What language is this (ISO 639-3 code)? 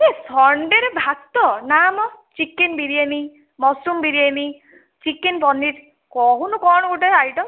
ori